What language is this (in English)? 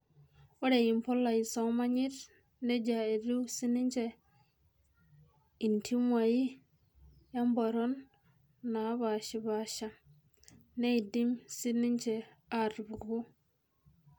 Masai